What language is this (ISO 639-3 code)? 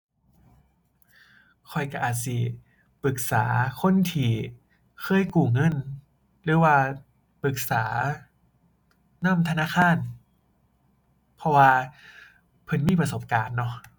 tha